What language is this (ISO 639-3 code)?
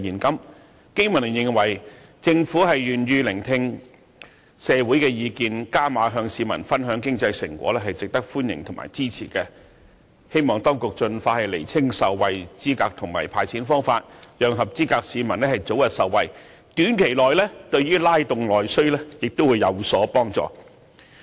yue